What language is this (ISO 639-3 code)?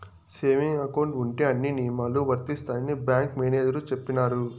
tel